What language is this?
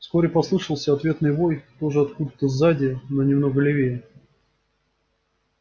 Russian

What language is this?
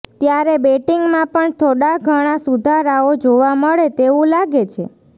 Gujarati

